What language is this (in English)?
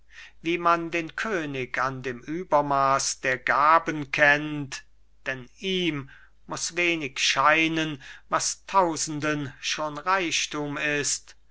German